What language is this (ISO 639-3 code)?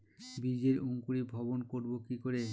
ben